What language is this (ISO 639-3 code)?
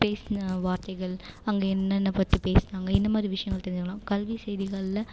tam